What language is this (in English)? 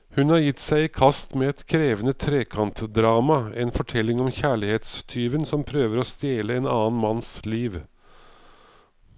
Norwegian